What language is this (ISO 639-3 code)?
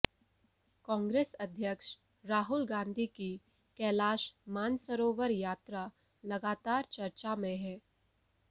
hin